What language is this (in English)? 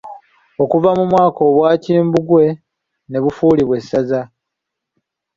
Ganda